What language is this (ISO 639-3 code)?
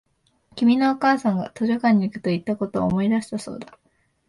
jpn